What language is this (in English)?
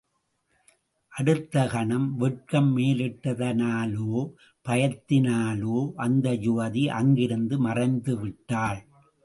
Tamil